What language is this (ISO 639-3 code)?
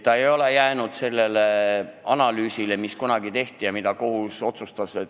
est